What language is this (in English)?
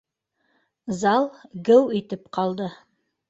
Bashkir